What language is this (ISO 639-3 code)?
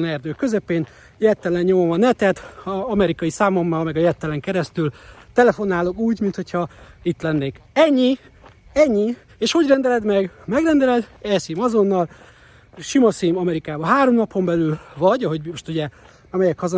hun